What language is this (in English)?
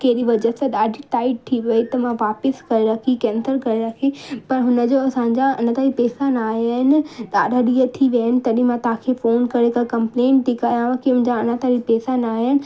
Sindhi